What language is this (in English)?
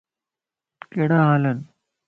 Lasi